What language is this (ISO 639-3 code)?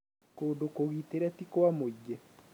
kik